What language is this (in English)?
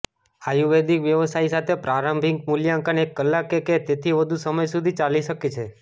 Gujarati